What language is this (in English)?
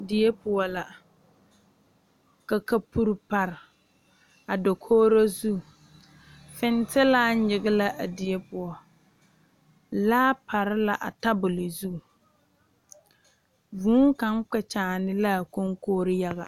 Southern Dagaare